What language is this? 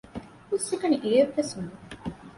Divehi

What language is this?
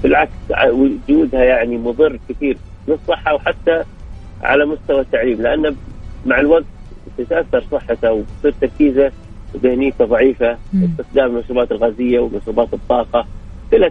Arabic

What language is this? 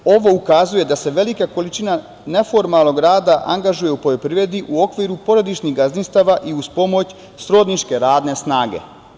Serbian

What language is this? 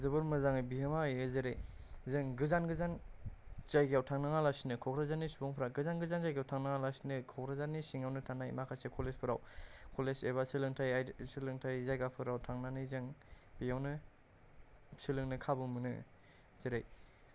Bodo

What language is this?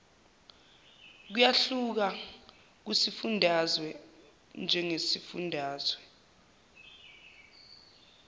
Zulu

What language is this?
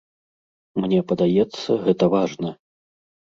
Belarusian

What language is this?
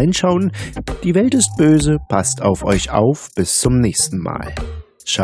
German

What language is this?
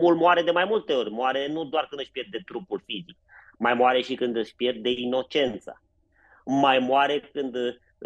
Romanian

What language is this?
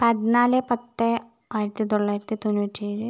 Malayalam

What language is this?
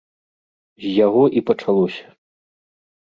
Belarusian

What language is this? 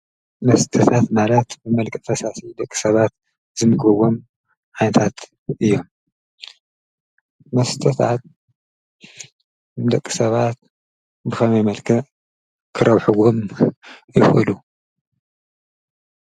Tigrinya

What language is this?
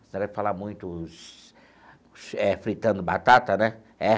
Portuguese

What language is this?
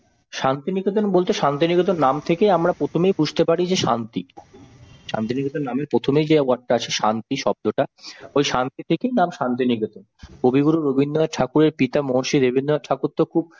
Bangla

